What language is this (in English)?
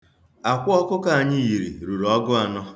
Igbo